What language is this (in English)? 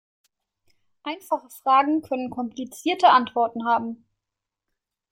German